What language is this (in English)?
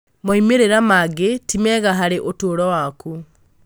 Kikuyu